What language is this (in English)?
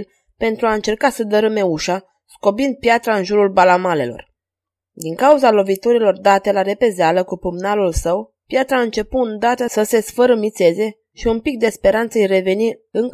Romanian